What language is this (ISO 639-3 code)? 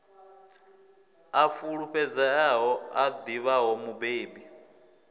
ven